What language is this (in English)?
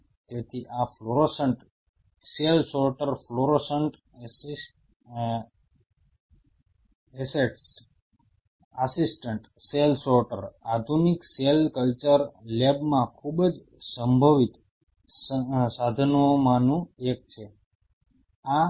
Gujarati